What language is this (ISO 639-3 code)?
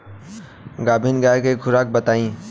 bho